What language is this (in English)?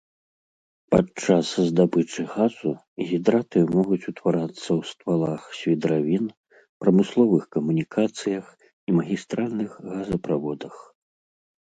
Belarusian